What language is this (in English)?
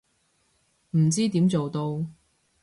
Cantonese